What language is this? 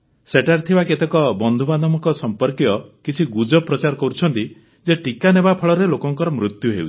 Odia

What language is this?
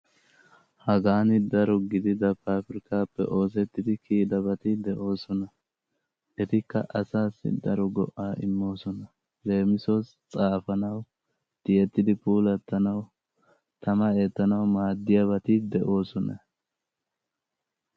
Wolaytta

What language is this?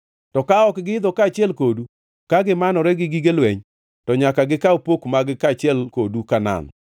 Luo (Kenya and Tanzania)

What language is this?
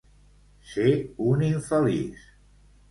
Catalan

